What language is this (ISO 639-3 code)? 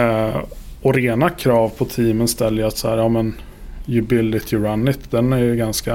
swe